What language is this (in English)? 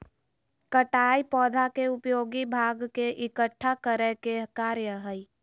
Magahi